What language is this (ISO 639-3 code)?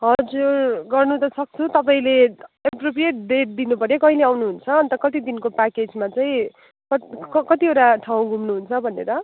nep